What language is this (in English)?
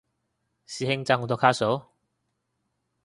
Cantonese